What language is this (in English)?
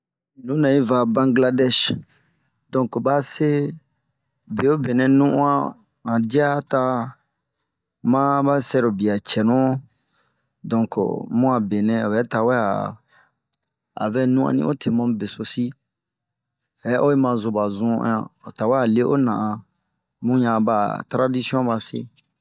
Bomu